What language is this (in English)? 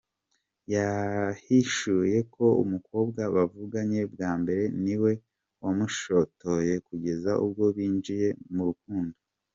Kinyarwanda